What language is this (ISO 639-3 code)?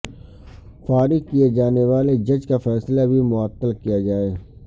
urd